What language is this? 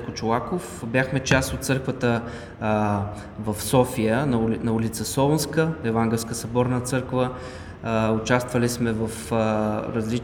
Bulgarian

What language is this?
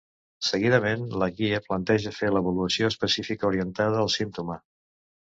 Catalan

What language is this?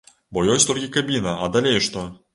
Belarusian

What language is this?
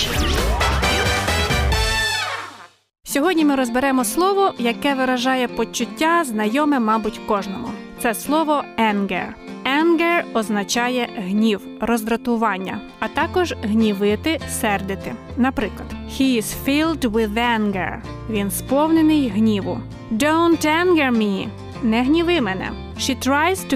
Ukrainian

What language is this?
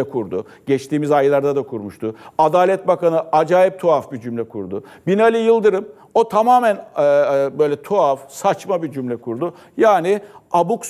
Turkish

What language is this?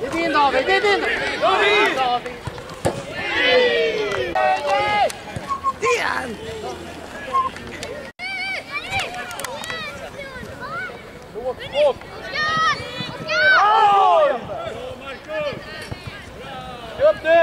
Swedish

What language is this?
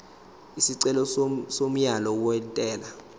Zulu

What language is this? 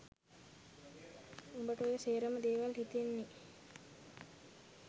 Sinhala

